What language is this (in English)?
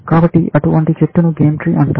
Telugu